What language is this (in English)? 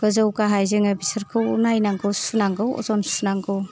Bodo